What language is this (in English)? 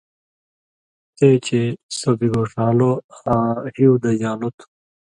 Indus Kohistani